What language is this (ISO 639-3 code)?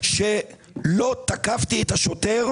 heb